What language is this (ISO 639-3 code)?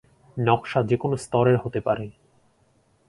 ben